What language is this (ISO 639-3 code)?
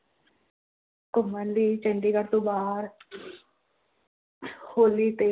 pan